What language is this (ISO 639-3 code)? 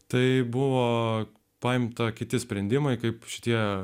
lit